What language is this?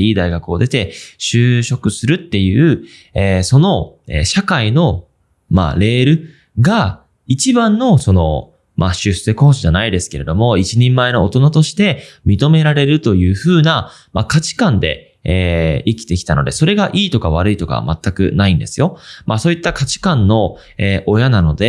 Japanese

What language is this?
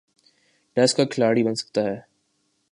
Urdu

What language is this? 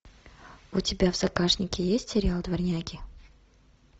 Russian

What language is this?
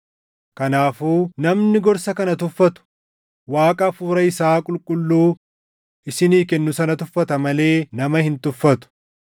Oromo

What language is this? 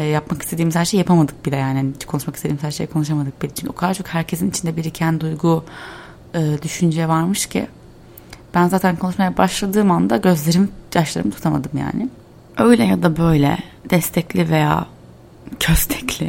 Turkish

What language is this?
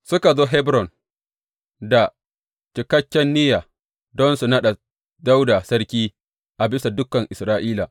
Hausa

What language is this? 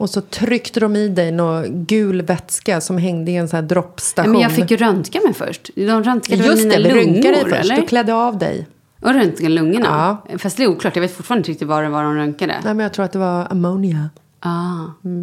Swedish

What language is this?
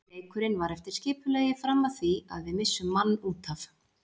Icelandic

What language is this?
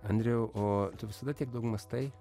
Lithuanian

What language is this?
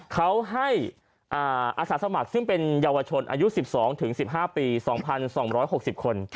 Thai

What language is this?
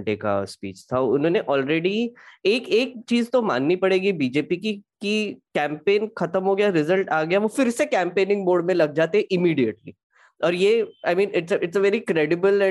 Hindi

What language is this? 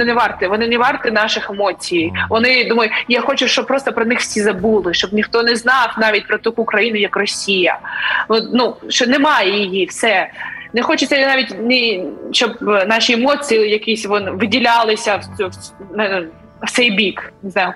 Ukrainian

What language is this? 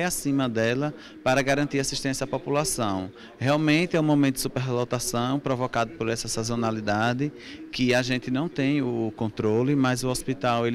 Portuguese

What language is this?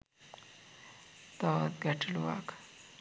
Sinhala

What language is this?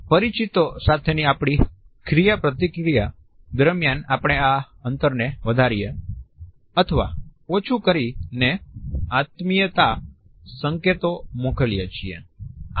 Gujarati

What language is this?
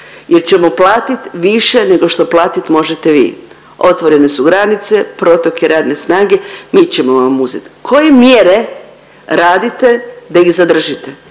Croatian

